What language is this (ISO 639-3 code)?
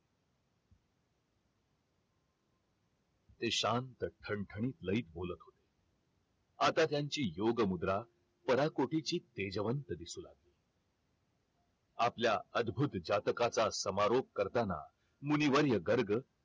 mar